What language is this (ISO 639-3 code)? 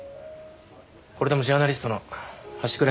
jpn